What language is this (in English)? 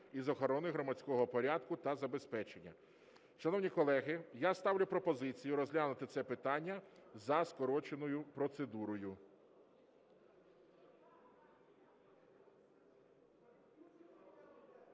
Ukrainian